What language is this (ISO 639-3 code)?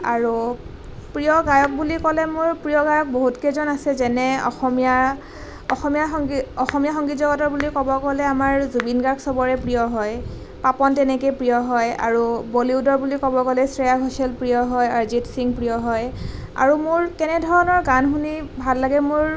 asm